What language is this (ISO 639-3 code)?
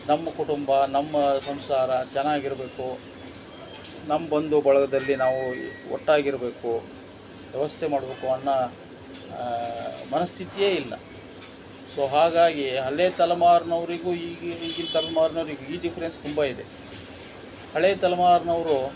kan